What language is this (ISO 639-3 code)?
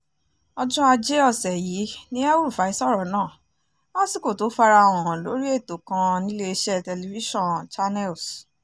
yor